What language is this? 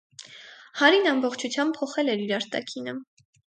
Armenian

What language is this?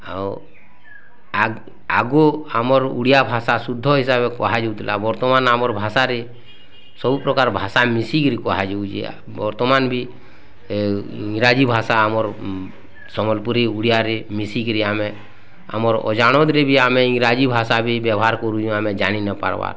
Odia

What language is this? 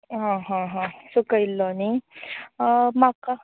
Konkani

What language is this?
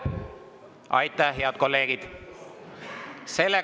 Estonian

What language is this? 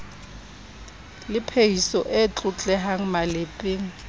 Southern Sotho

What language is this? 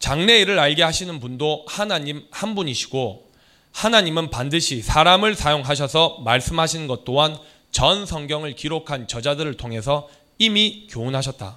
Korean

